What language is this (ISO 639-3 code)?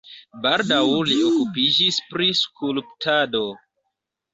epo